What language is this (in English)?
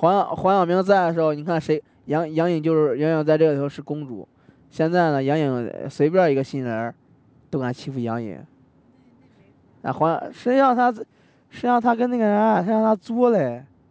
Chinese